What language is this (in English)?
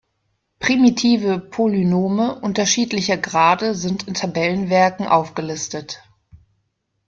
German